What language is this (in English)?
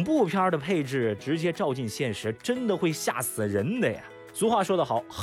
Chinese